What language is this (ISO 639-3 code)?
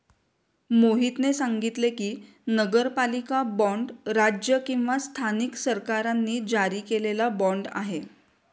mar